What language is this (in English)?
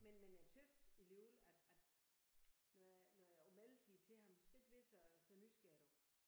Danish